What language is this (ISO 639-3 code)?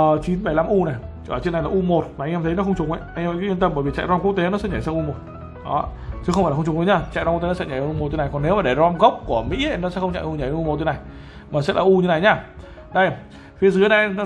vie